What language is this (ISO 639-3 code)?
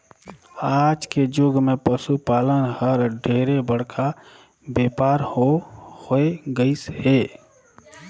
hne